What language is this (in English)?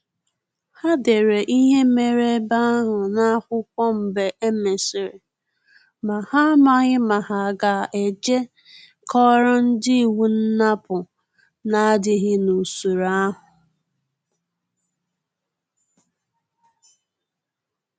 Igbo